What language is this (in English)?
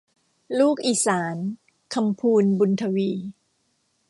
Thai